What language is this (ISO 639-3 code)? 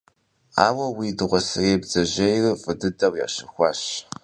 kbd